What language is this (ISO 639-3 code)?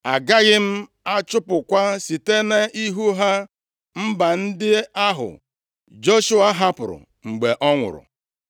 ibo